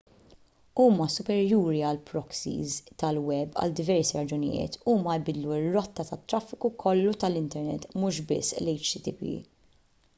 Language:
Maltese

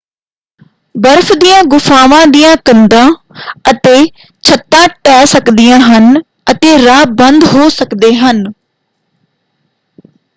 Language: Punjabi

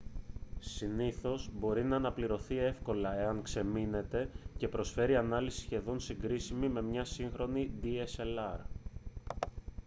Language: Greek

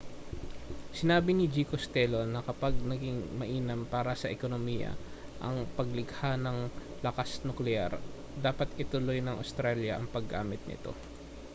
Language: Filipino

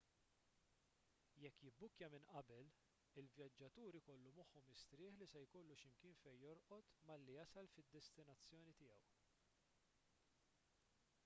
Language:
Maltese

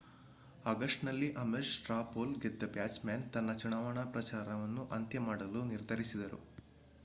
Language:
Kannada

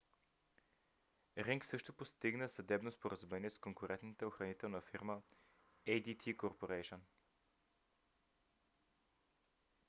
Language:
Bulgarian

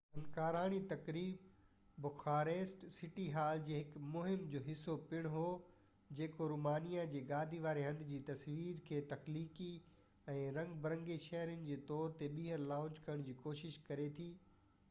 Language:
Sindhi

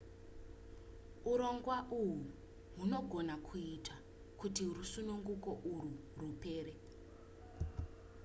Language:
Shona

